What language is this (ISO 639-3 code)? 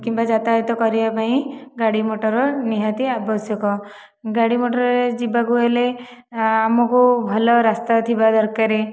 ori